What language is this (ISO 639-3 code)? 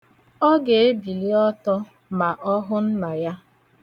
ibo